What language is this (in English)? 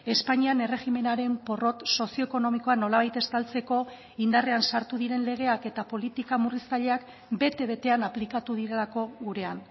Basque